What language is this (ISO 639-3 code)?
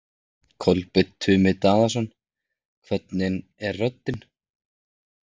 isl